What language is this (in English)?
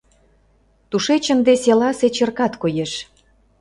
Mari